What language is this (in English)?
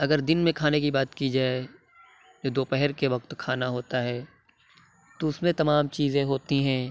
Urdu